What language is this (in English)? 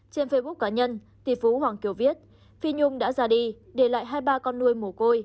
Vietnamese